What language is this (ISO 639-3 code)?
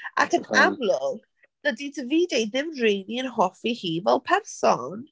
cym